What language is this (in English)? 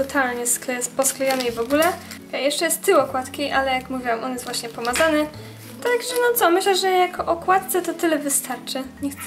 Polish